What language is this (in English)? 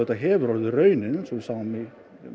Icelandic